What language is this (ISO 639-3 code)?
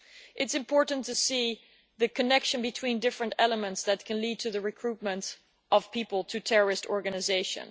eng